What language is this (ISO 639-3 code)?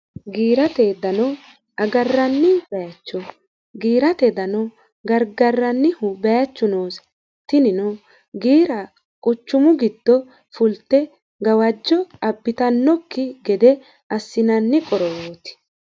sid